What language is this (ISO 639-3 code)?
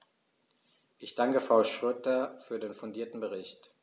deu